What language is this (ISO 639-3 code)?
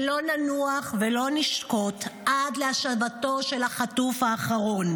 heb